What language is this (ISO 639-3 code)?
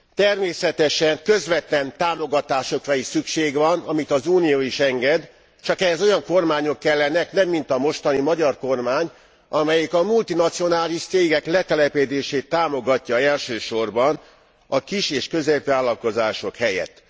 hun